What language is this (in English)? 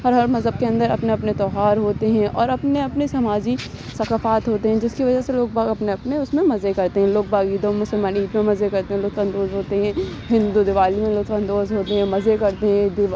Urdu